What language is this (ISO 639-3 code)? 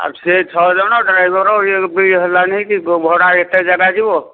ori